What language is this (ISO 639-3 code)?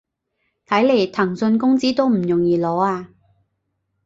yue